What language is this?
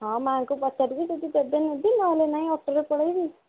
Odia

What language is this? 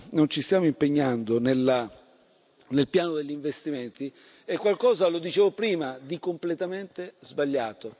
Italian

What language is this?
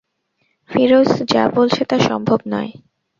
Bangla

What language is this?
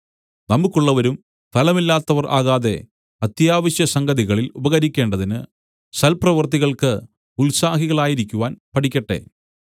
Malayalam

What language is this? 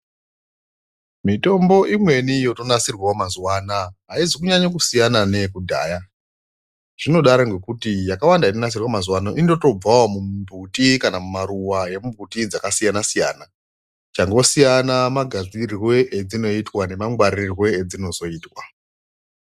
Ndau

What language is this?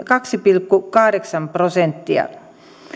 Finnish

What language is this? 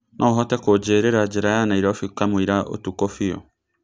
Kikuyu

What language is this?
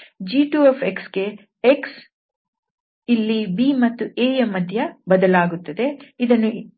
Kannada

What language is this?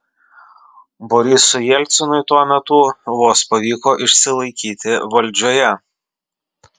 Lithuanian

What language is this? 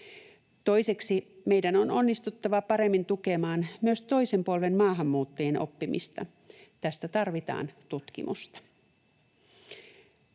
Finnish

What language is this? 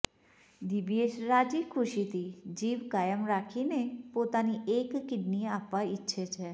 Gujarati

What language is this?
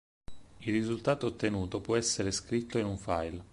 Italian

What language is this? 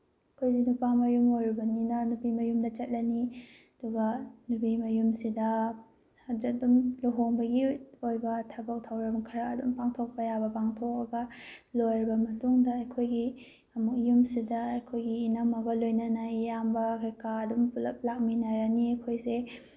Manipuri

